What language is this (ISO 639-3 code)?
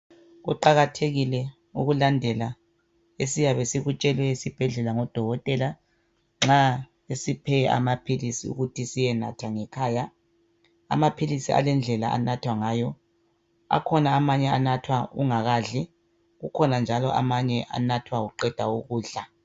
nde